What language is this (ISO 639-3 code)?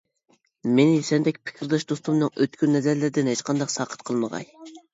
uig